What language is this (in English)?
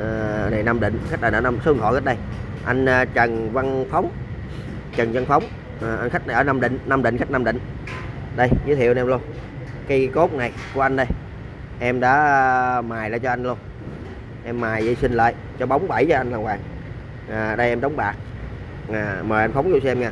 Vietnamese